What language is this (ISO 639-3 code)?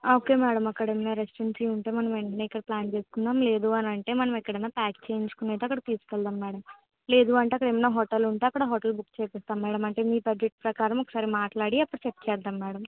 tel